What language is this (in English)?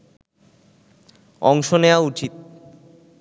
Bangla